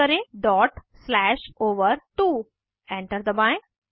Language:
Hindi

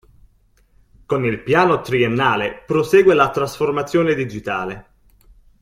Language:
Italian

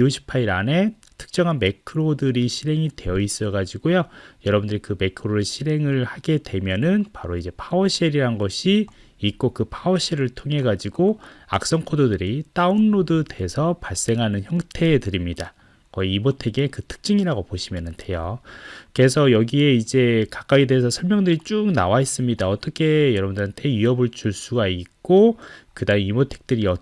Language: Korean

